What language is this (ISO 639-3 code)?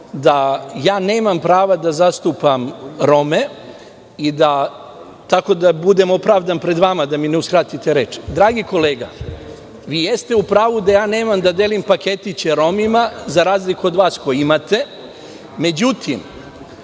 srp